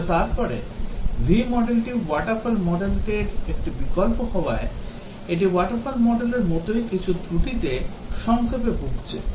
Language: Bangla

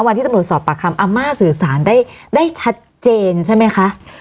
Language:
Thai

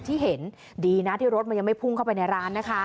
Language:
Thai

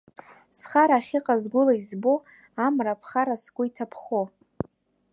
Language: Abkhazian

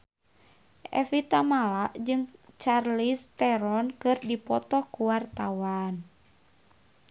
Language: Sundanese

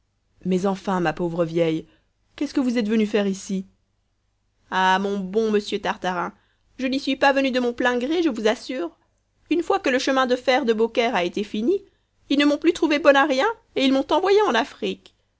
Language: French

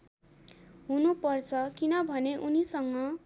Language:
Nepali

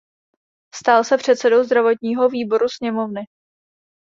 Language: Czech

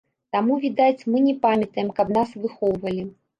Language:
Belarusian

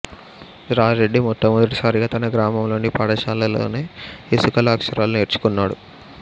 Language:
Telugu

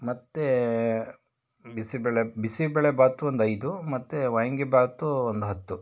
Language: Kannada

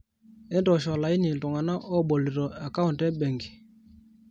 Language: Masai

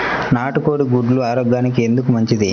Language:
Telugu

